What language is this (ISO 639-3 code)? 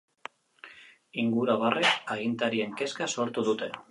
eus